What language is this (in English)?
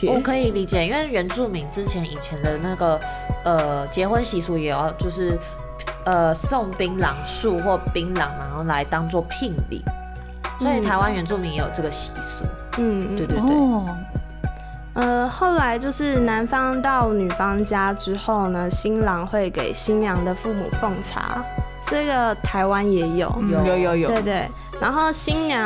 Chinese